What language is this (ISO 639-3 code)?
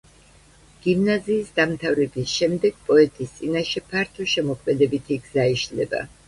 kat